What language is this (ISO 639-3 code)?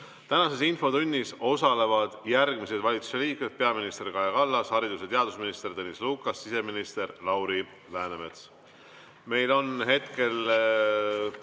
est